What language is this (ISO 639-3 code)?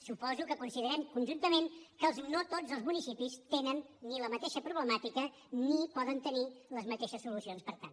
cat